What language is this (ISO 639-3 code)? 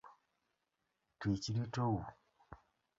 luo